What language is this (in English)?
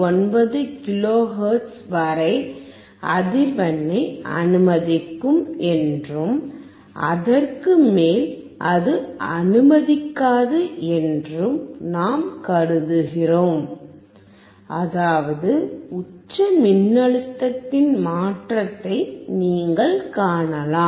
Tamil